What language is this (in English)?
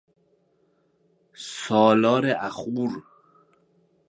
Persian